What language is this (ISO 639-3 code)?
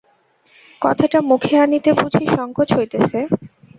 ben